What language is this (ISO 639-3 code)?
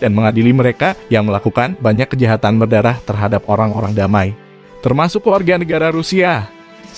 ind